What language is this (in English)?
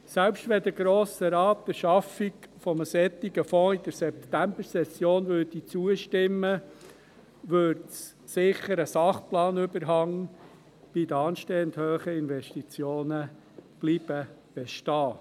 Swiss German